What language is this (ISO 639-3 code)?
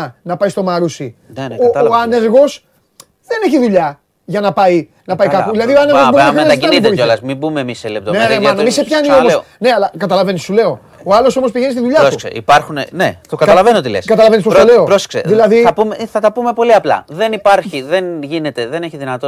ell